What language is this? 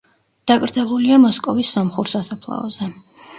Georgian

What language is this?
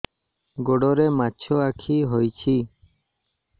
Odia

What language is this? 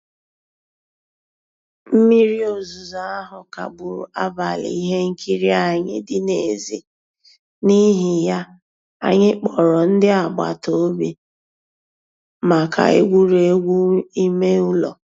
Igbo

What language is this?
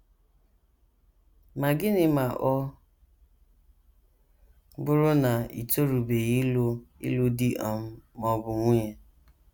Igbo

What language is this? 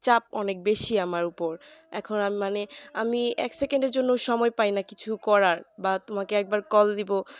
Bangla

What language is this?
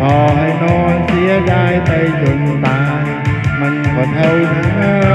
Thai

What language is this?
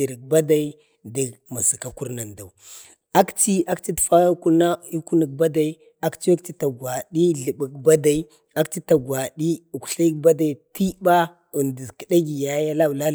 Bade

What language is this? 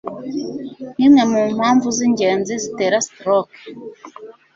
Kinyarwanda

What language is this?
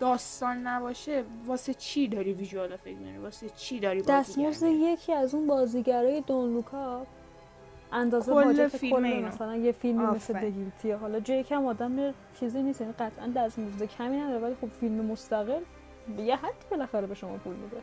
Persian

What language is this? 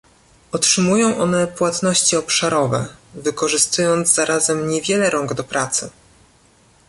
Polish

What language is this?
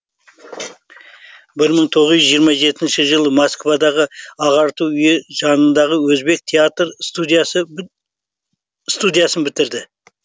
Kazakh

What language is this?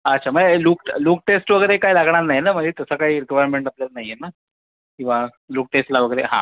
Marathi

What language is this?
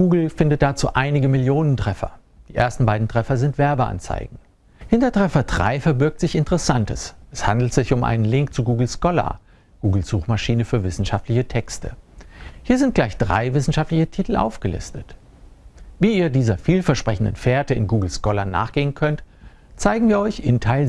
German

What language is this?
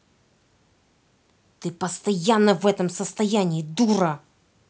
Russian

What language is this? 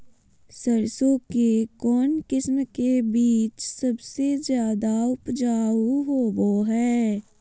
Magahi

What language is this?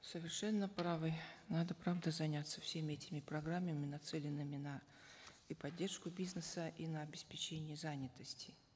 Kazakh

